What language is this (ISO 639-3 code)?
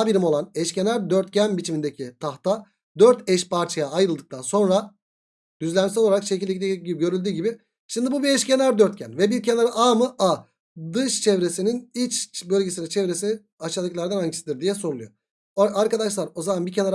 tur